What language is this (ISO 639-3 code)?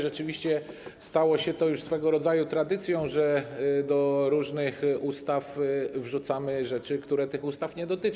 pol